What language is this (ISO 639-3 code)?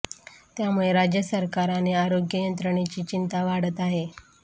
mar